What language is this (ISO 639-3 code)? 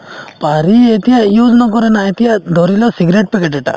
asm